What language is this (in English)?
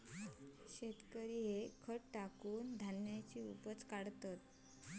Marathi